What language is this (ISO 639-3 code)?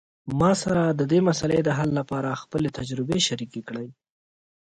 pus